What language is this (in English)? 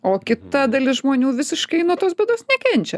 Lithuanian